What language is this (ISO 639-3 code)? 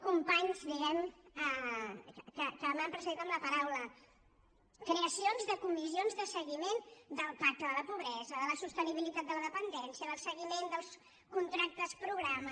cat